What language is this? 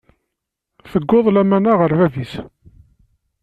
Kabyle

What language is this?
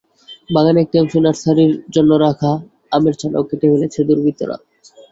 Bangla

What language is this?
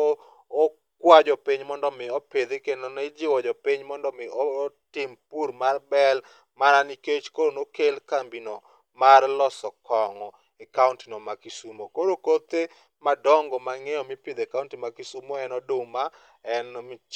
Luo (Kenya and Tanzania)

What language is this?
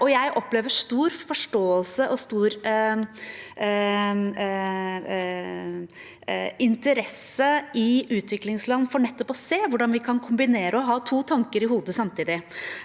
Norwegian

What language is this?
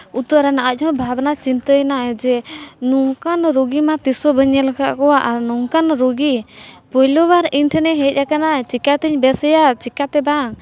Santali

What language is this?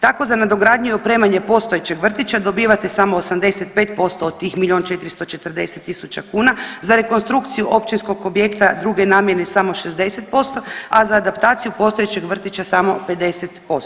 Croatian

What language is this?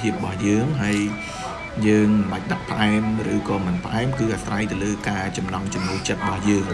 Vietnamese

